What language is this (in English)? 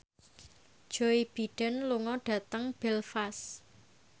Javanese